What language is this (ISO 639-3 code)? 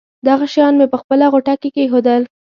pus